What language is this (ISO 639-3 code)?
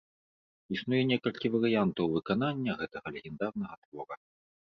bel